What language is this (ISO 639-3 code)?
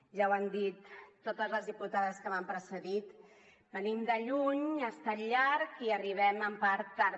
cat